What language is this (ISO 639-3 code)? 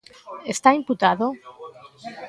glg